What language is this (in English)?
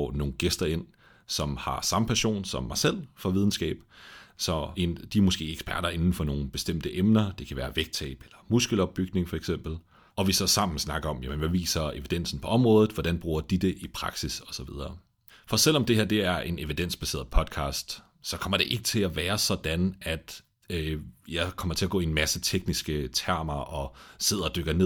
Danish